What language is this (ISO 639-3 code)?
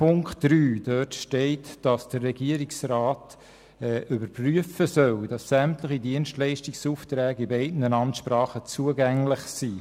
gsw